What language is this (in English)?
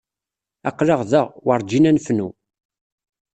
Kabyle